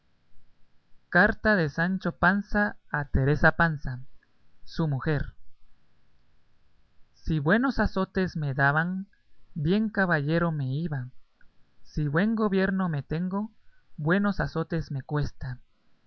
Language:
Spanish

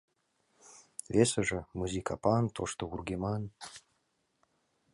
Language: Mari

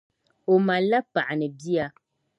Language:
Dagbani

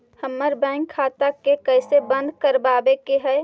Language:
Magahi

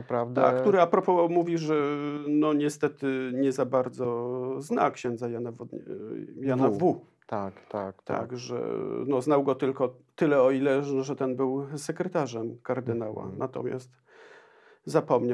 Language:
Polish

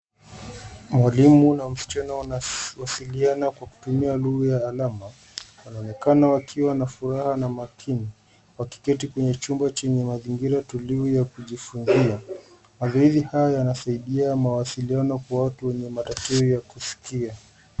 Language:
Swahili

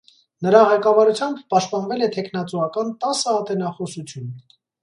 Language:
Armenian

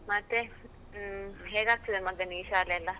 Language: Kannada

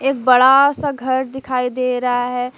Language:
Hindi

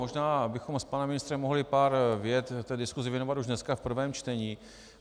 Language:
Czech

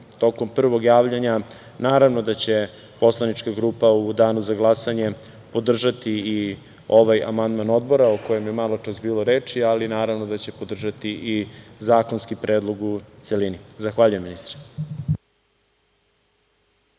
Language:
Serbian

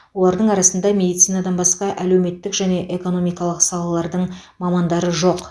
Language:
Kazakh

